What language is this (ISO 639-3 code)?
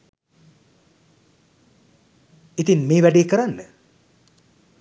sin